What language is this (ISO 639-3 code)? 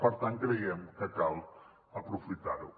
cat